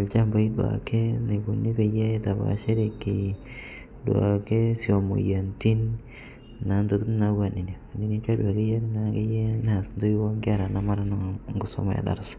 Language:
Masai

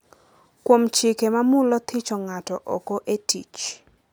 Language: Luo (Kenya and Tanzania)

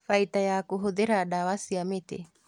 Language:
Kikuyu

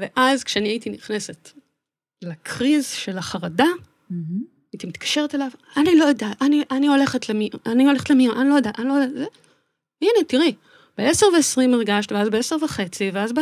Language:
Hebrew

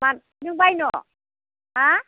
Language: Bodo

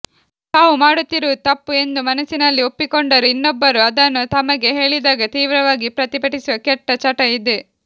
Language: Kannada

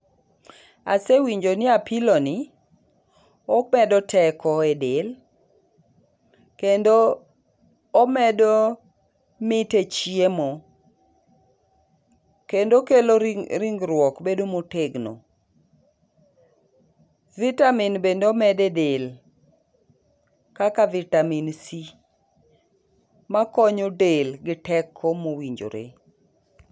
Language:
Luo (Kenya and Tanzania)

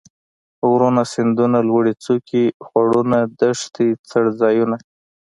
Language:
Pashto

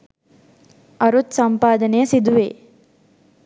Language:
Sinhala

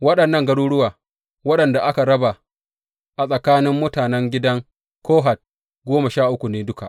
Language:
Hausa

